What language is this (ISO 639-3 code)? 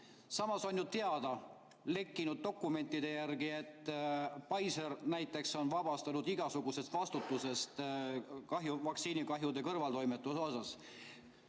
est